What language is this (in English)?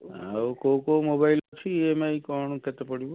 Odia